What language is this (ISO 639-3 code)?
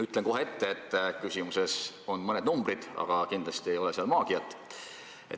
est